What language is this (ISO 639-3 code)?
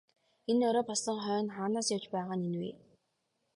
mon